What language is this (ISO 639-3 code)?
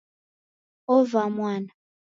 dav